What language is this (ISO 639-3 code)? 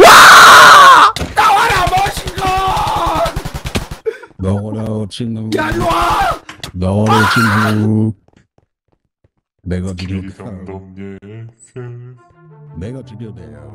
kor